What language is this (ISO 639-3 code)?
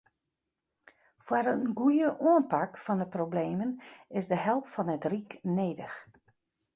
fry